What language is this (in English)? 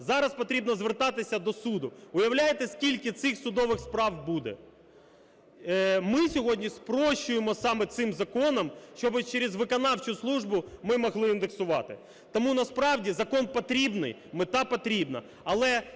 Ukrainian